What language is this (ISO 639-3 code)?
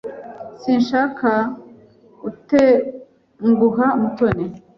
kin